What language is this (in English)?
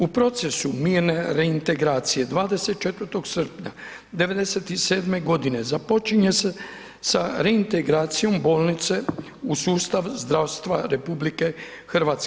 Croatian